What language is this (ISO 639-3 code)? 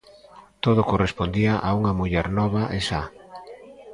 glg